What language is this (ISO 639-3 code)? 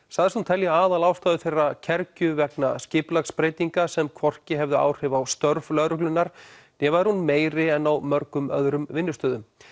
isl